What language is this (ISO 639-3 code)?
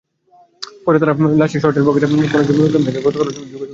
ben